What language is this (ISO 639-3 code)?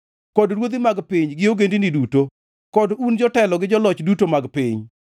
luo